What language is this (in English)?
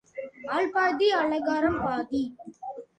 Tamil